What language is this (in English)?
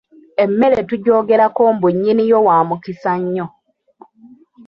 Ganda